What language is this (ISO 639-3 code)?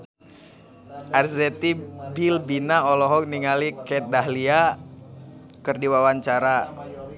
sun